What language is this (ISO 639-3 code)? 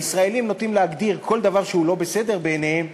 heb